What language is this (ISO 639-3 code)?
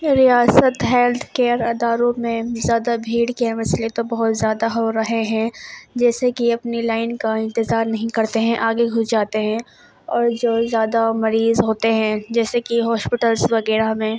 urd